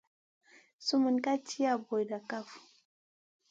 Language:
Masana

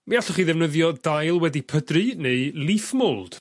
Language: Welsh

